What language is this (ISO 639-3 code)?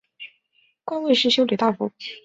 zho